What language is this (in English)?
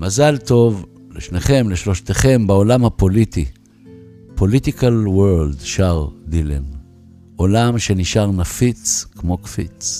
Hebrew